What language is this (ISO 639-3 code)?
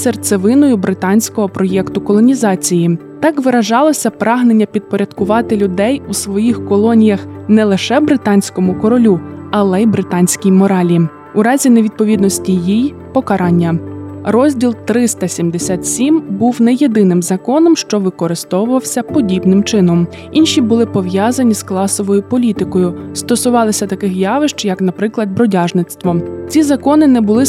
ukr